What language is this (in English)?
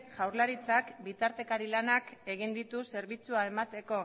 Basque